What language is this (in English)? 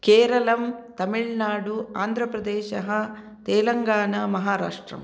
Sanskrit